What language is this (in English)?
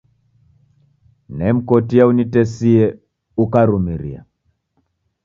Taita